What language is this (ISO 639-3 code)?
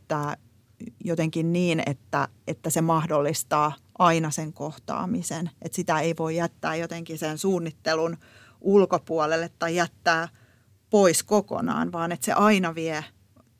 fin